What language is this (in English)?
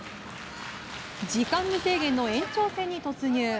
Japanese